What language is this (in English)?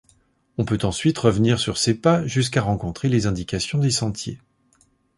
French